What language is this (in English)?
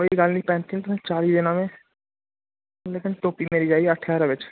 Dogri